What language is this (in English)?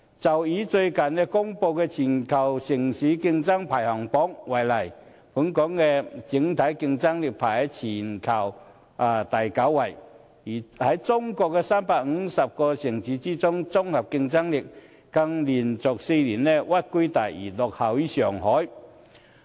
Cantonese